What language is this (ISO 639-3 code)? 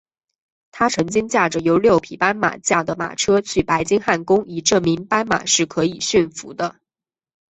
zho